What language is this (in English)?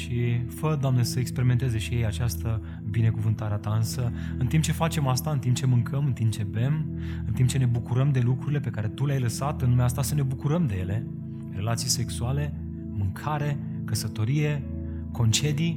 Romanian